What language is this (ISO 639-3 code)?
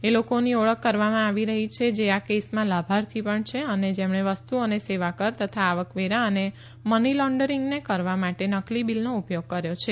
guj